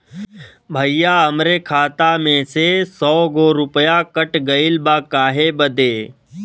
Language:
Bhojpuri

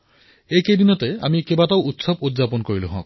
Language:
Assamese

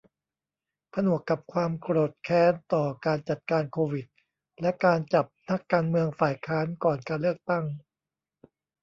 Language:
Thai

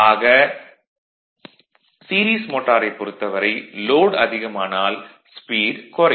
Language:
Tamil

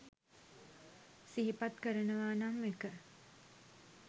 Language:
Sinhala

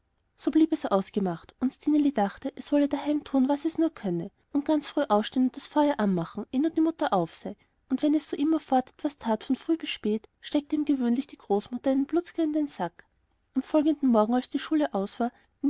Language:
German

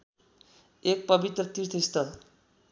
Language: Nepali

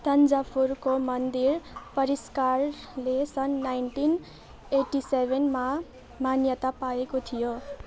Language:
Nepali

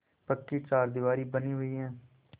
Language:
Hindi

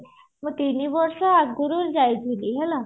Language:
Odia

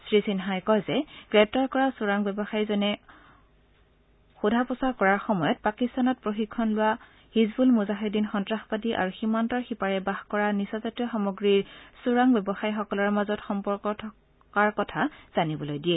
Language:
Assamese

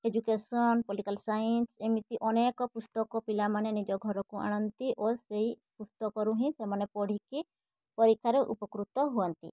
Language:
Odia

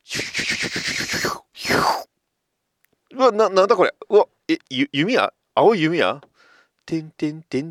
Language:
Japanese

